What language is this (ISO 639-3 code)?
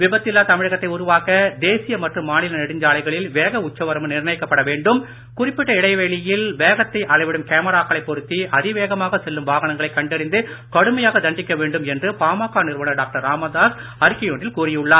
tam